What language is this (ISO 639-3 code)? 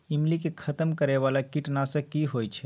mai